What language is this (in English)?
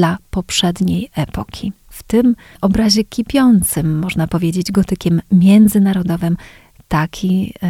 Polish